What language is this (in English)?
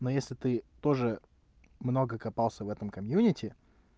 Russian